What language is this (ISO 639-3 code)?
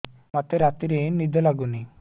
ori